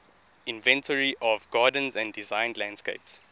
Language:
English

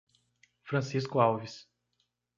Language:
Portuguese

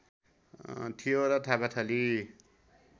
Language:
Nepali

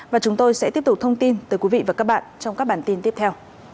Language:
Vietnamese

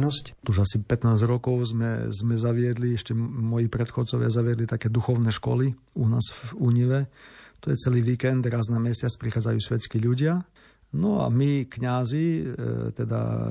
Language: Slovak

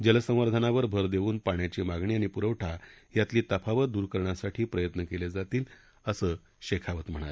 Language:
Marathi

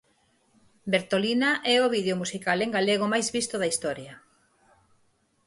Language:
Galician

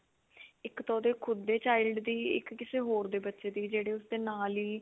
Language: Punjabi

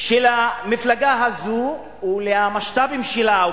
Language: Hebrew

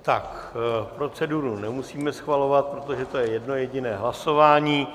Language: Czech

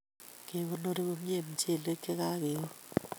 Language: Kalenjin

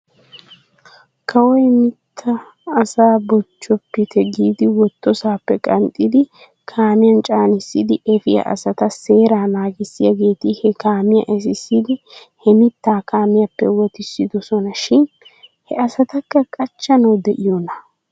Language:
Wolaytta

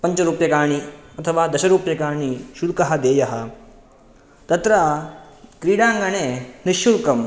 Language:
Sanskrit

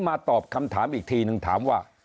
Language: Thai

